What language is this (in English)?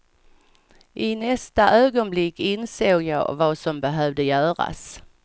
Swedish